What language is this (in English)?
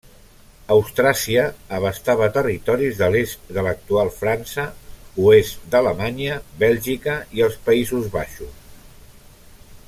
Catalan